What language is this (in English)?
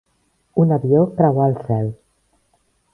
Catalan